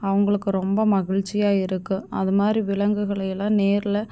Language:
Tamil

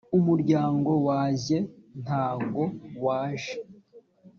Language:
Kinyarwanda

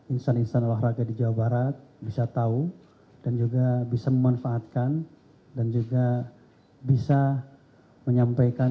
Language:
Indonesian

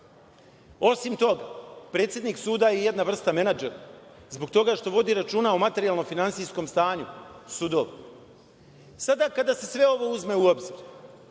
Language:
Serbian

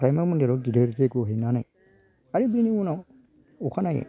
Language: Bodo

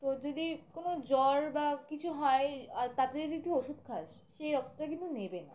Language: Bangla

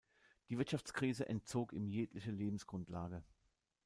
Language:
German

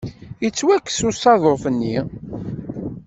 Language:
Kabyle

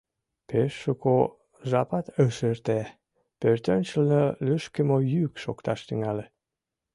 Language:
Mari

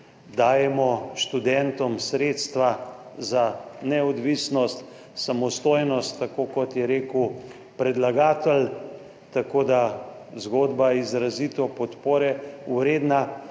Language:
Slovenian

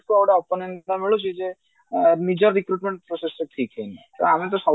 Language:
Odia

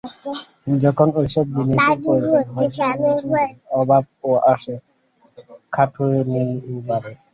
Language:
Bangla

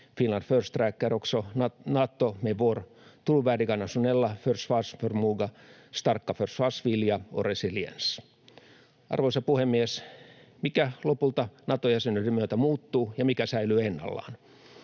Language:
Finnish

